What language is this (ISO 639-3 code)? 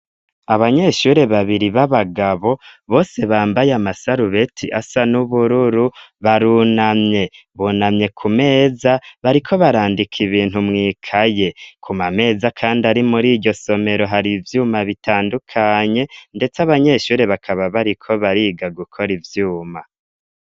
run